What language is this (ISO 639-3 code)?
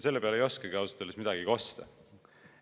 est